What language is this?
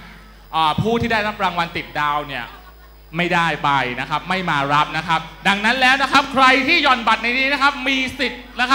Thai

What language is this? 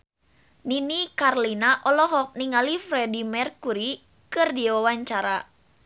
Sundanese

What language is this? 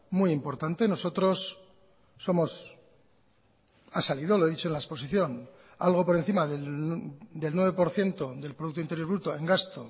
Spanish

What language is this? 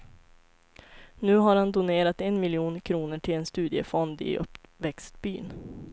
Swedish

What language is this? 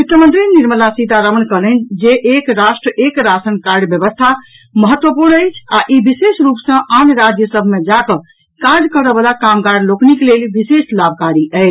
Maithili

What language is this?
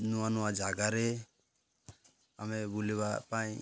Odia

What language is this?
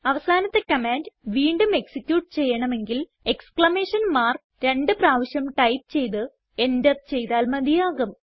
Malayalam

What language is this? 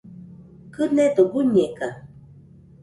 Nüpode Huitoto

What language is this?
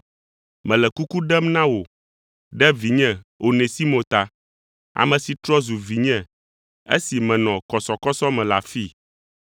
Ewe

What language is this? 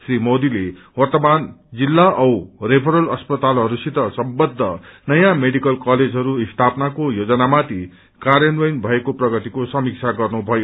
Nepali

